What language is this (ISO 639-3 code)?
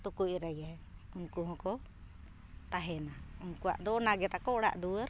sat